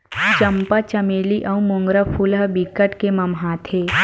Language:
Chhattisgarhi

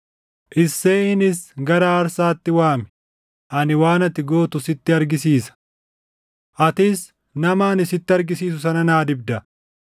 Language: Oromo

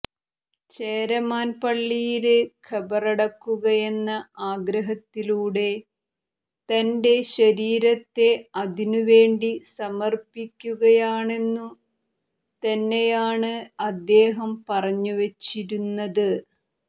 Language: Malayalam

